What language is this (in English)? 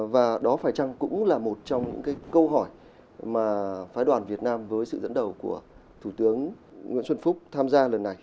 Vietnamese